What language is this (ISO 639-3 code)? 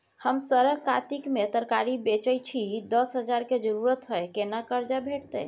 mai